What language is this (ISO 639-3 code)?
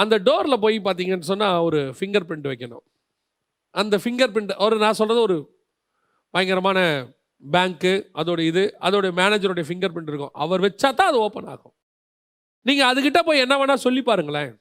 tam